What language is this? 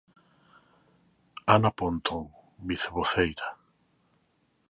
Galician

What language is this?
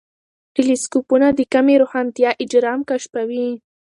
Pashto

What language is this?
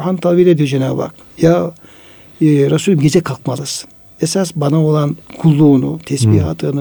Turkish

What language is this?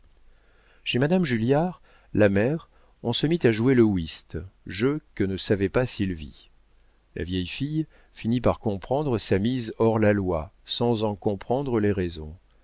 French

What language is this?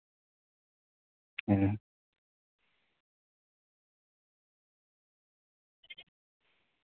Santali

